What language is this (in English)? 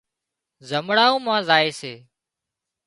Wadiyara Koli